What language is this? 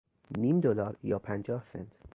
Persian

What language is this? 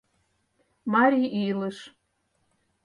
Mari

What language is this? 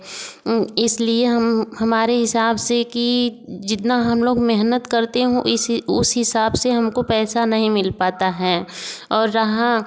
Hindi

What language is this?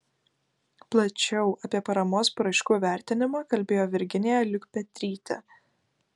Lithuanian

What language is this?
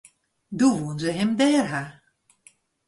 Western Frisian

